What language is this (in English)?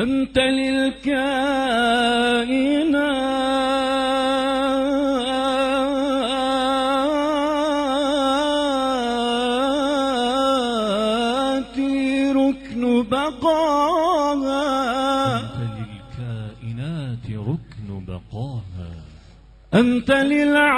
Arabic